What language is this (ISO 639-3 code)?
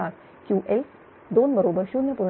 mar